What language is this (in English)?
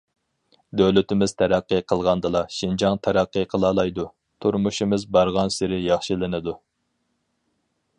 Uyghur